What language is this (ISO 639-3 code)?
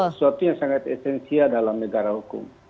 ind